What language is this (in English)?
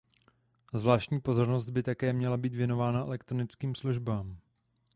Czech